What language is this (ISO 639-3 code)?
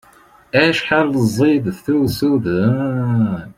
kab